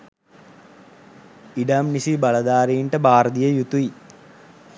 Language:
Sinhala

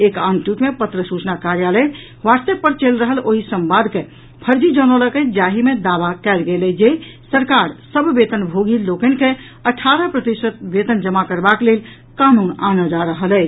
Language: Maithili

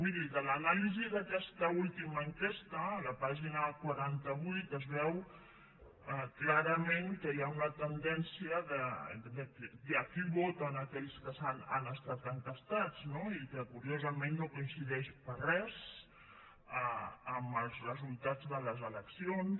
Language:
Catalan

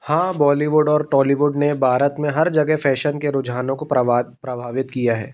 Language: Hindi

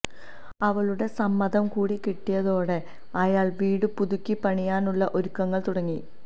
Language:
Malayalam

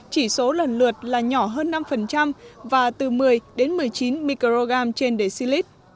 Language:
Vietnamese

